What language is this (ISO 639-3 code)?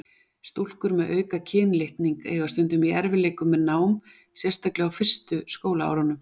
isl